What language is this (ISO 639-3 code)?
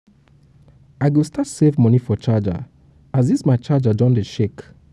pcm